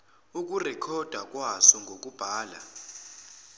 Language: Zulu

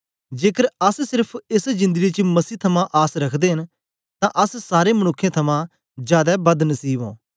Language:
Dogri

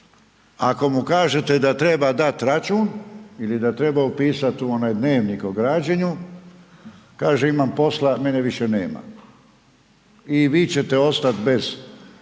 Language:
Croatian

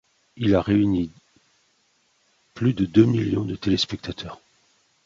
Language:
French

